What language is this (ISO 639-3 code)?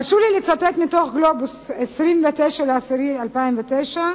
heb